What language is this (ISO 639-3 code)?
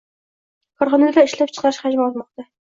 uzb